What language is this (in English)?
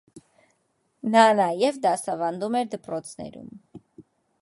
Armenian